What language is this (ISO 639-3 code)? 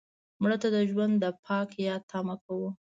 pus